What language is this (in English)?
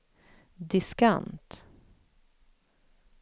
Swedish